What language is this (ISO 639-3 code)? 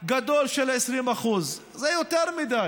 heb